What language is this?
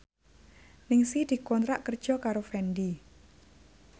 Javanese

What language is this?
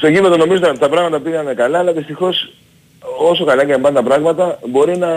Greek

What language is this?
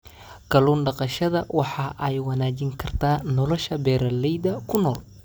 Somali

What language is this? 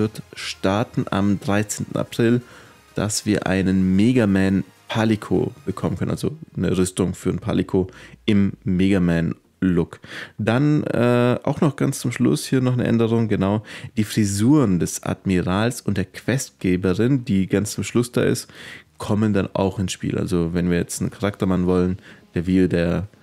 German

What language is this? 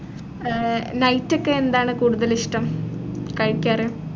Malayalam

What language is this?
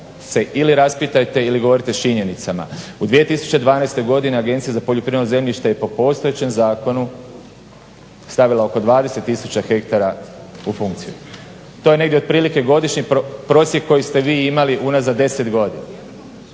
Croatian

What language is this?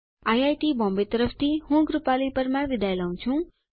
Gujarati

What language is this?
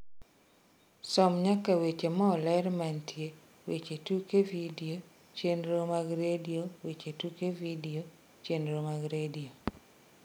Luo (Kenya and Tanzania)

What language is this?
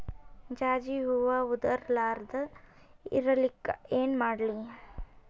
Kannada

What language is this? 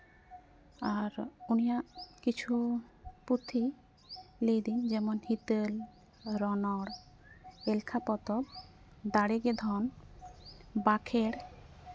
Santali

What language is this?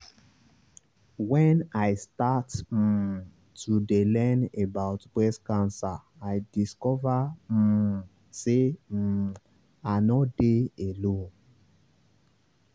Nigerian Pidgin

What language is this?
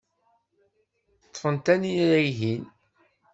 Kabyle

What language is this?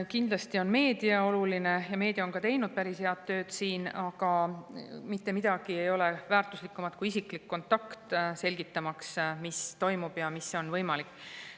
Estonian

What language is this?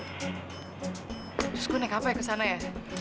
Indonesian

